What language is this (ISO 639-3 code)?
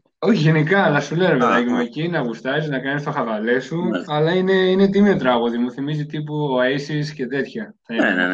ell